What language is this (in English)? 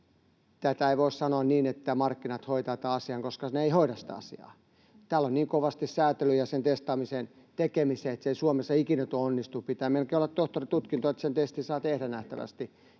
Finnish